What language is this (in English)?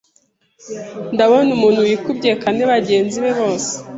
Kinyarwanda